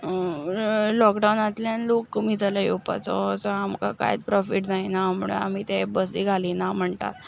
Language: Konkani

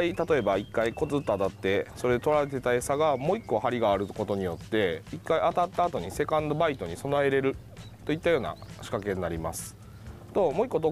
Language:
Japanese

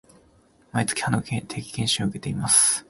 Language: Japanese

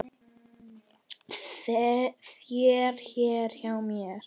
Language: Icelandic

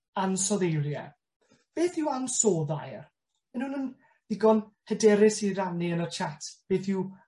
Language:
Welsh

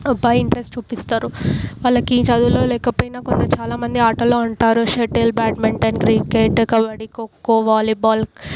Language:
Telugu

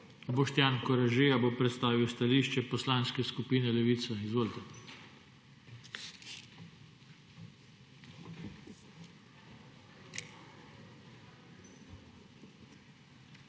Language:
Slovenian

